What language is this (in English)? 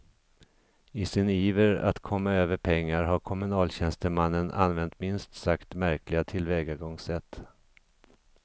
Swedish